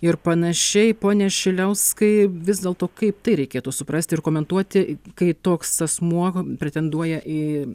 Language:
Lithuanian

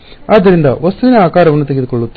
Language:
Kannada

